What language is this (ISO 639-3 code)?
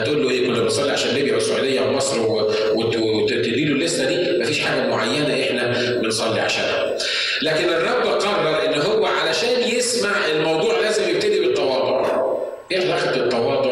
ara